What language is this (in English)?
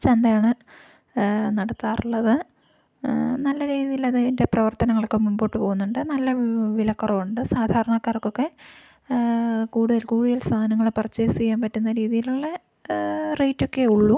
Malayalam